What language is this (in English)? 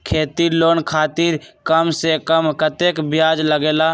Magahi